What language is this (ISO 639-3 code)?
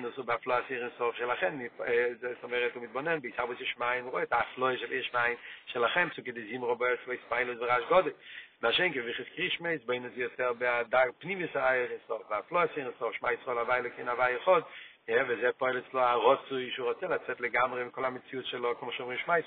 heb